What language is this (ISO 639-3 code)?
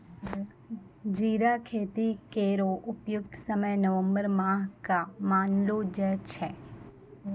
mai